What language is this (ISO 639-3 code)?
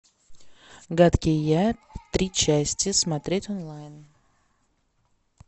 rus